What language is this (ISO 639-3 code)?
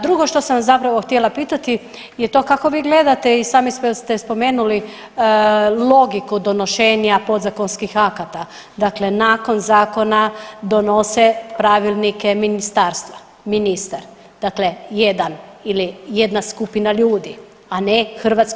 hrv